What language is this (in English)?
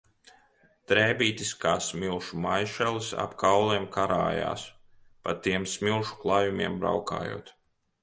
Latvian